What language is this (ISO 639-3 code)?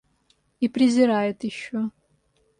rus